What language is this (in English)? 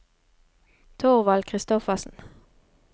Norwegian